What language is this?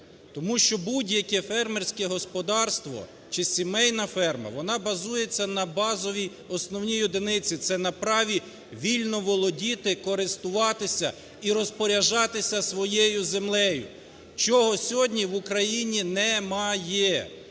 Ukrainian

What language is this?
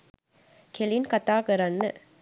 Sinhala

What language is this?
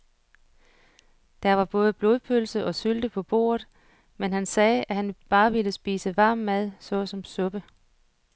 Danish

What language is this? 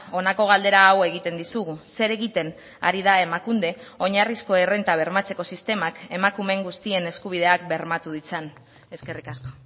Basque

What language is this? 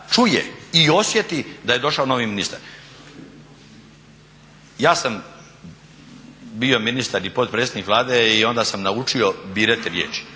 Croatian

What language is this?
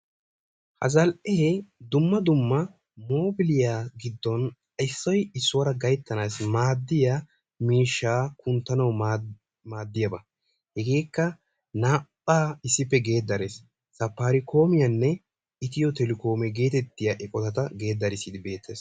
Wolaytta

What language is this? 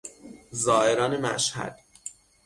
Persian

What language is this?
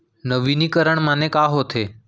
Chhattisgarhi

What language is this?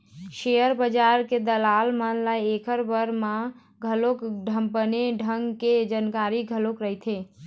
Chhattisgarhi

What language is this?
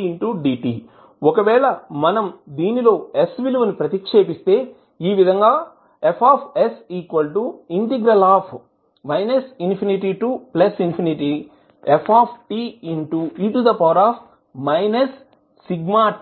Telugu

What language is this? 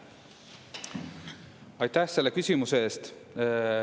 Estonian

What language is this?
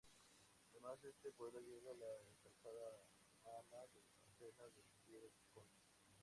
Spanish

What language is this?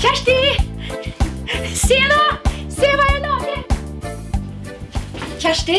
Norwegian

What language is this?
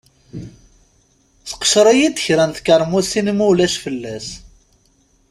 Kabyle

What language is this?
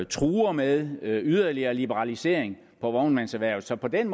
Danish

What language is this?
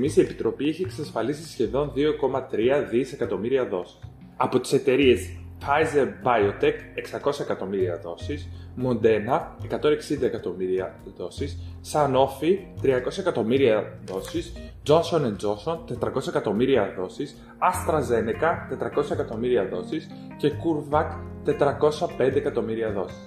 Greek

